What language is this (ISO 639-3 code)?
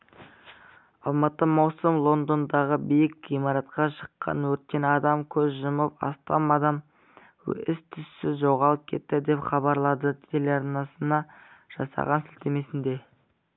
kaz